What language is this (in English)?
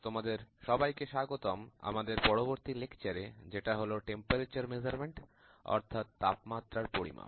Bangla